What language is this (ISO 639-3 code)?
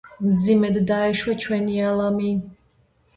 kat